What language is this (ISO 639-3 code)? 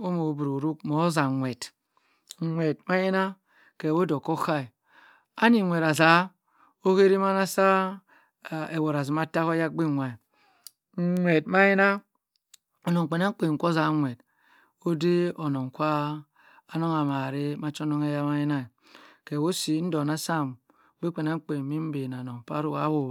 mfn